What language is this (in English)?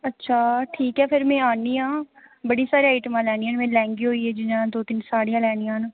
Dogri